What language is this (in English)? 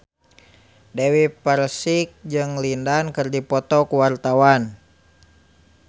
Sundanese